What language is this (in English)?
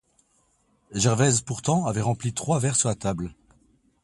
French